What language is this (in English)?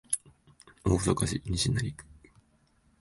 Japanese